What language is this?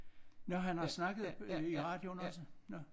Danish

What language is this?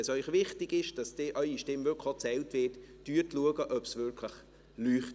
Swiss German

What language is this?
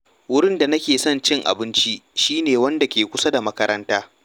Hausa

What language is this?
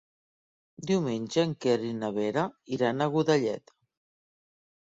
Catalan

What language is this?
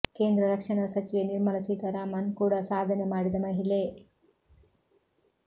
Kannada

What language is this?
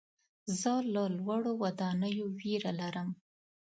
Pashto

